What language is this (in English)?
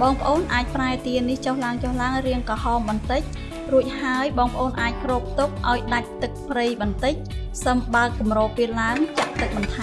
Vietnamese